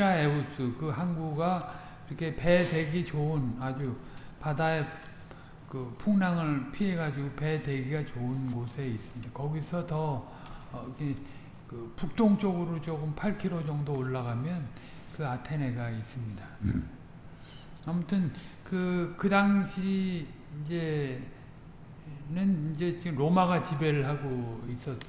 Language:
Korean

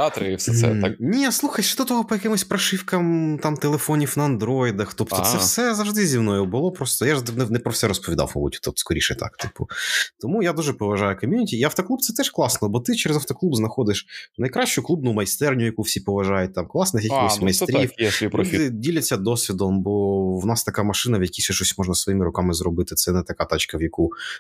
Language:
Ukrainian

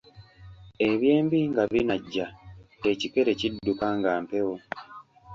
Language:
Ganda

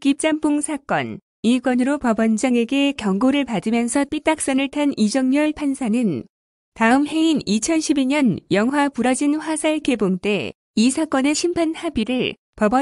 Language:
Korean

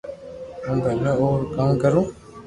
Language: Loarki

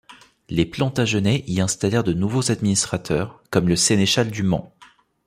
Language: French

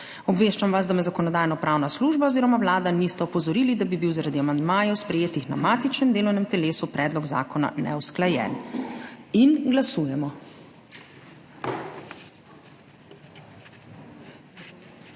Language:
Slovenian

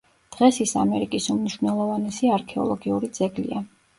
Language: Georgian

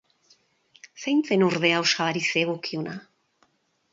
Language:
Basque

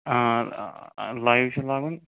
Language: Kashmiri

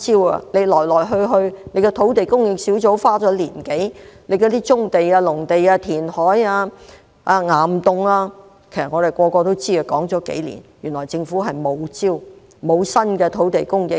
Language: Cantonese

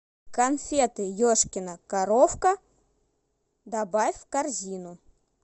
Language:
Russian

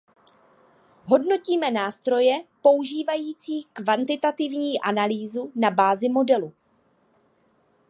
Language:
Czech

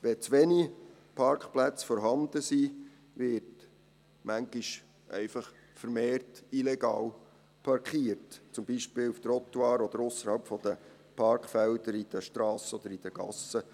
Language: Swiss German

